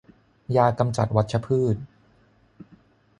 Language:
Thai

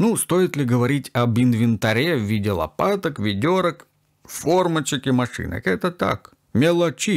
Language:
Russian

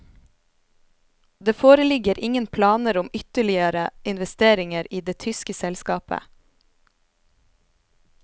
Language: Norwegian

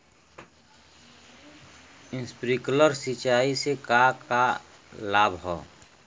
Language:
Bhojpuri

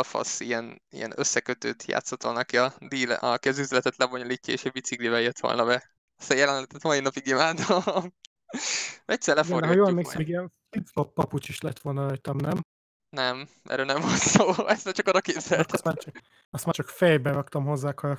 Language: Hungarian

